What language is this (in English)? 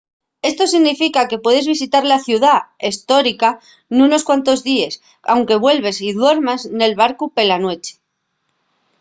Asturian